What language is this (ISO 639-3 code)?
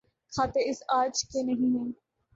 urd